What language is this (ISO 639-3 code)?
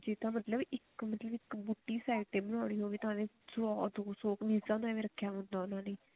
pan